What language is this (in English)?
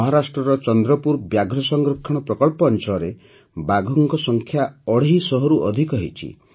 Odia